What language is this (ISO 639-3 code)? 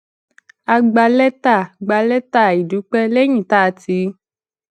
yor